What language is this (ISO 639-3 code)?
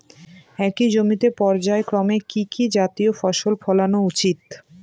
ben